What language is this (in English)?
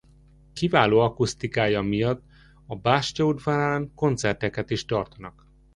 Hungarian